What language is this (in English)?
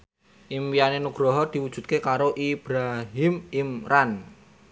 Javanese